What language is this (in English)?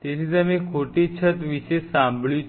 Gujarati